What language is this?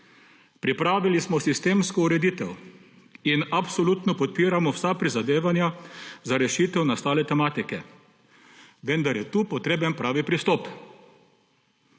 Slovenian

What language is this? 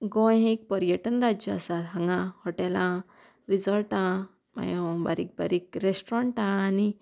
Konkani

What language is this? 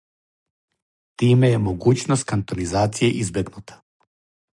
Serbian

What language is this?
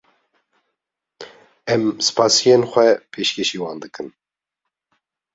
Kurdish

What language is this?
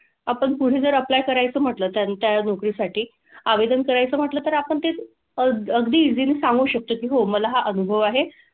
Marathi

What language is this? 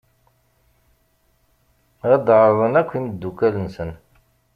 Kabyle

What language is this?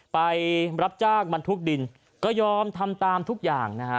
Thai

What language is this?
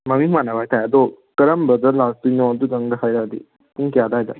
Manipuri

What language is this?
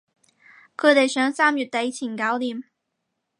Cantonese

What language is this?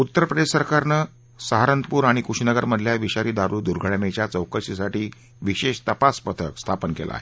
Marathi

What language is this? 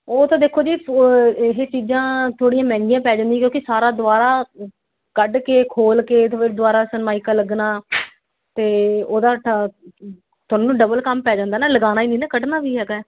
Punjabi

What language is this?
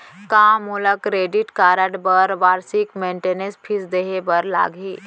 Chhattisgarhi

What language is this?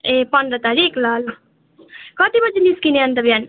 Nepali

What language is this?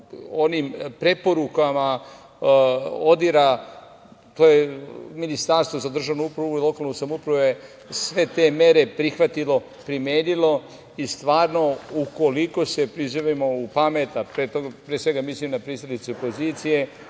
Serbian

